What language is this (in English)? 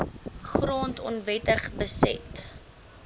Afrikaans